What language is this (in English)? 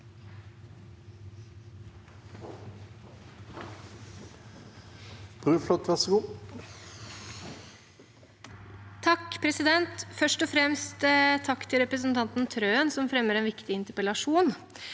Norwegian